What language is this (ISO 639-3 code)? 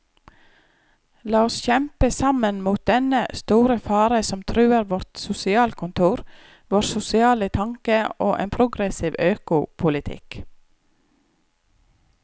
nor